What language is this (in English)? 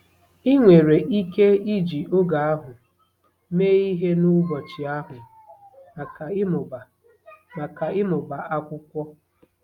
Igbo